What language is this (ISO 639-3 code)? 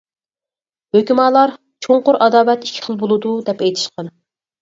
uig